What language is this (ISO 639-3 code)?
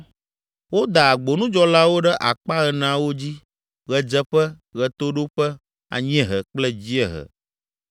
ewe